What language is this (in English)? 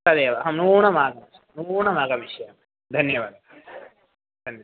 Sanskrit